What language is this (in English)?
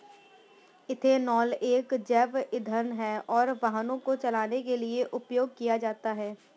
Hindi